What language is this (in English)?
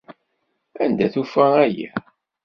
Kabyle